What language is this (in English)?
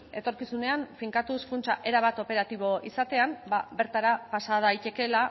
Basque